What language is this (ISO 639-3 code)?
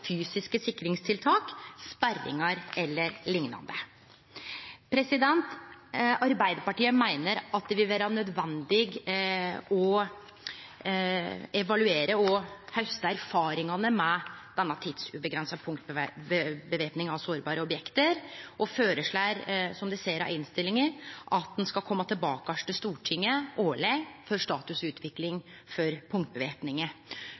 nno